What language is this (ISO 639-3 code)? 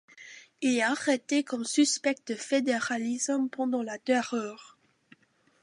fra